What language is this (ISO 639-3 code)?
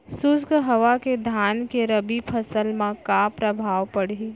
hne